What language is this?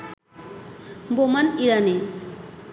Bangla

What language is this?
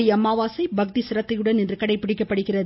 Tamil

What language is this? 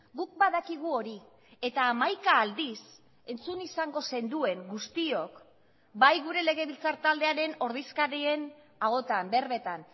Basque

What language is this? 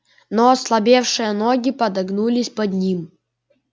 Russian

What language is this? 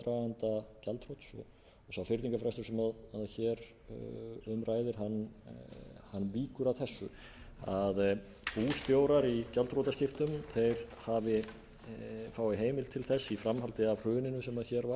Icelandic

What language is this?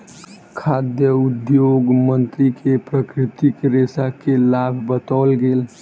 Maithili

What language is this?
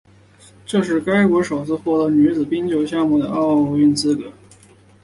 Chinese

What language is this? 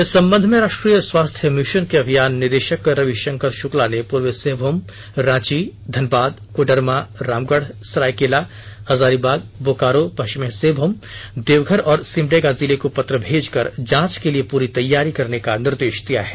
Hindi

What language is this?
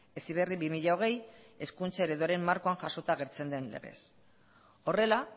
Basque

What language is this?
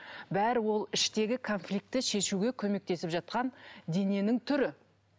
Kazakh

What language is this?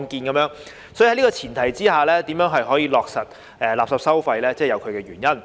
Cantonese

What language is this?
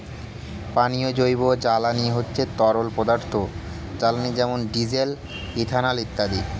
Bangla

